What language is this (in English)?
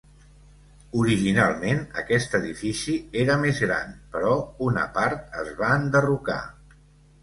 Catalan